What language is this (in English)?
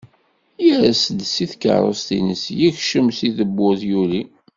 Kabyle